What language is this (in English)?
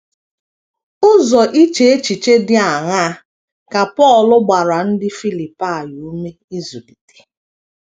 Igbo